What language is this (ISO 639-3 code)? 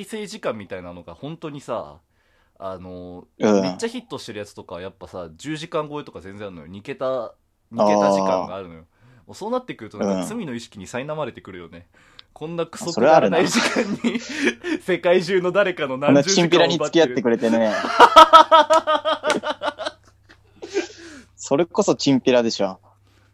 jpn